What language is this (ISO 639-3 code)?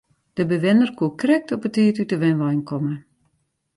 fry